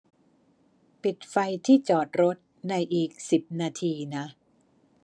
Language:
Thai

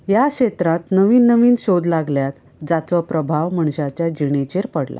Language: Konkani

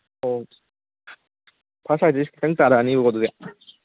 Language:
Manipuri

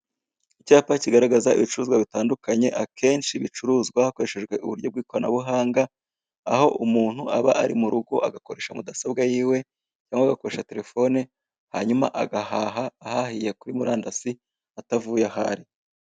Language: Kinyarwanda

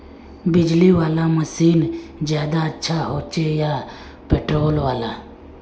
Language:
Magahi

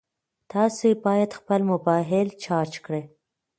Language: Pashto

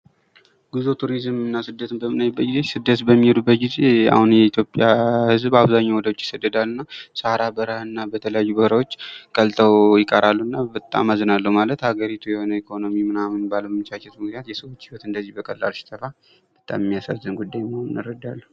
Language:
Amharic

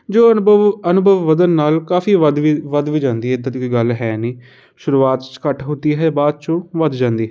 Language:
Punjabi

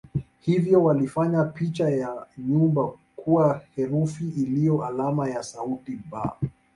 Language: Swahili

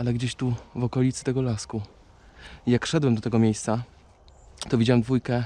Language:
Polish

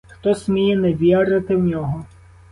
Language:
Ukrainian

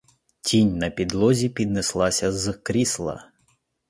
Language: Ukrainian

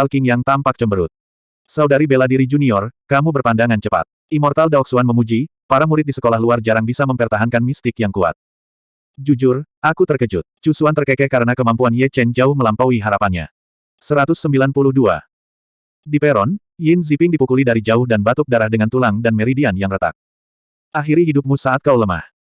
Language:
Indonesian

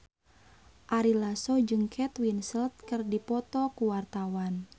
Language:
Sundanese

